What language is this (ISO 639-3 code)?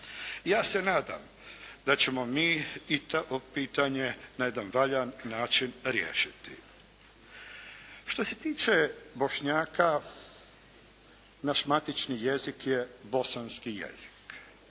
hrv